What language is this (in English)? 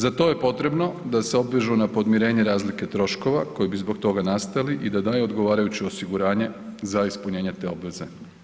Croatian